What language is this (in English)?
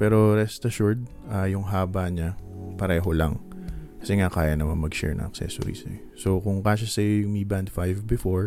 Filipino